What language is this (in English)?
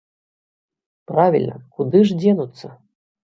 Belarusian